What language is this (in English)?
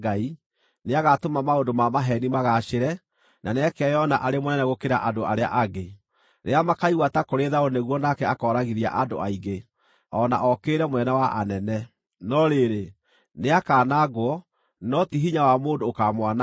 Kikuyu